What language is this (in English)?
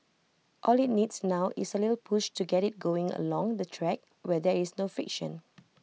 English